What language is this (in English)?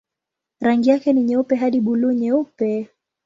Swahili